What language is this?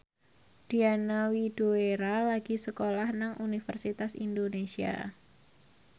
Javanese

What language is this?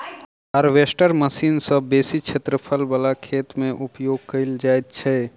Maithili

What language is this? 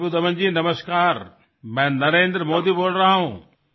Assamese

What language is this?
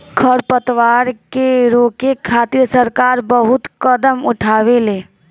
Bhojpuri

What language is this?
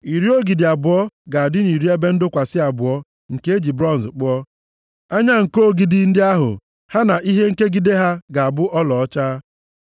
Igbo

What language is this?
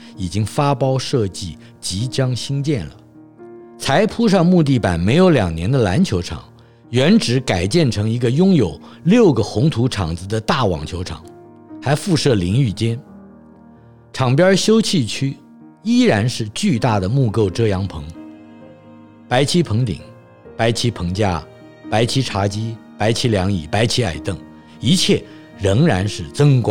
Chinese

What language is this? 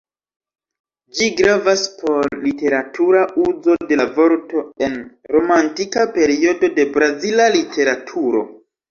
Esperanto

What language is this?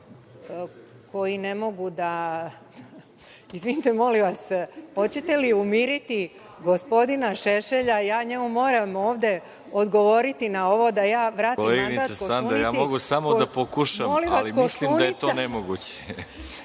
Serbian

